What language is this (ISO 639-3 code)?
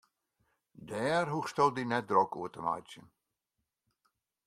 fry